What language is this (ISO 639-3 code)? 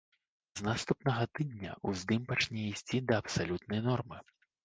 bel